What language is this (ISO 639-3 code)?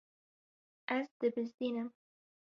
kur